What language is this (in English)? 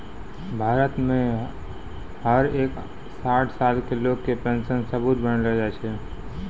Maithili